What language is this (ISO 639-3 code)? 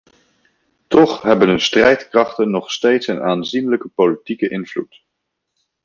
nld